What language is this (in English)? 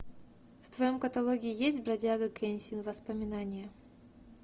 Russian